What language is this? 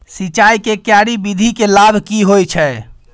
Maithili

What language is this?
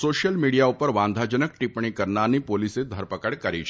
Gujarati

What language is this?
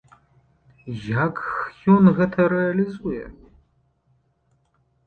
Belarusian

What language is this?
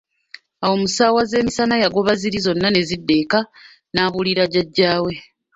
Ganda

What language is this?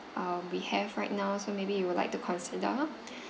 English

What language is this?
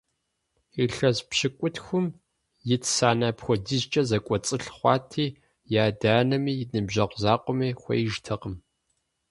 Kabardian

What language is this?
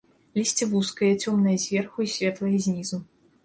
Belarusian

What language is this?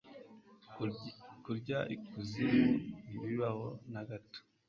Kinyarwanda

